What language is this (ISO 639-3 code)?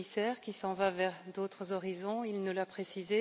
fra